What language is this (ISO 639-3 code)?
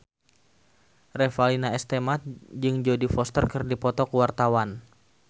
sun